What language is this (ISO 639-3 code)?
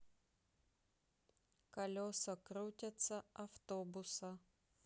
rus